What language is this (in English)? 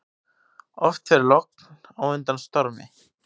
Icelandic